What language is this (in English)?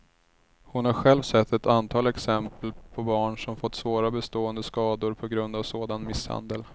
Swedish